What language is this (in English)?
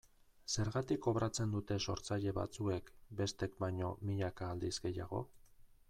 Basque